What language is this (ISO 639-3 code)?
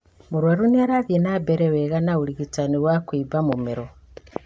kik